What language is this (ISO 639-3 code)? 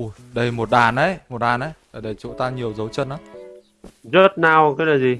vie